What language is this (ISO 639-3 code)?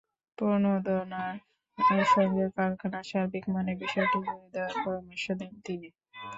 ben